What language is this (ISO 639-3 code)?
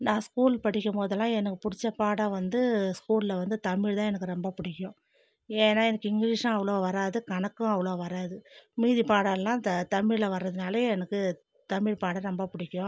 tam